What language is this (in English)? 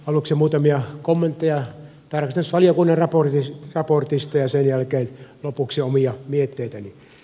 Finnish